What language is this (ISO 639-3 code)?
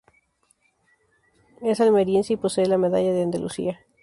spa